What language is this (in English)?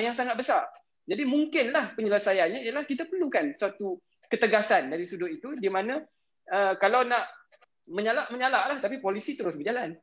Malay